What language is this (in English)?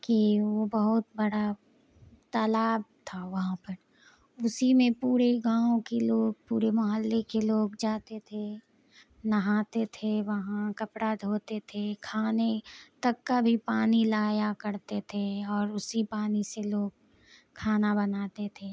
Urdu